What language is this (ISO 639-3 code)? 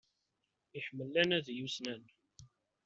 kab